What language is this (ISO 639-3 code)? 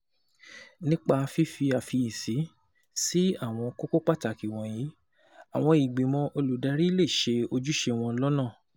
yor